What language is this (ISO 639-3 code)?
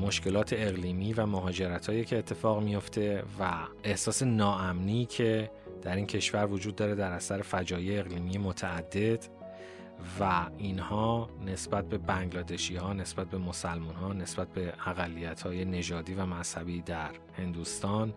fas